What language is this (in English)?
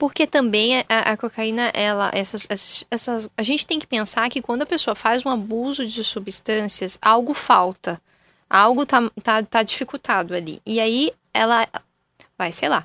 Portuguese